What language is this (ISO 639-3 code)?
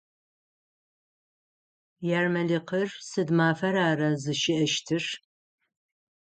ady